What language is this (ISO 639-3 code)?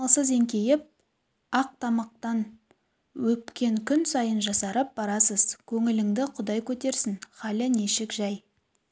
kaz